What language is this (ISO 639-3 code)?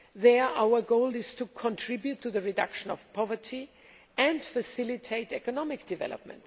eng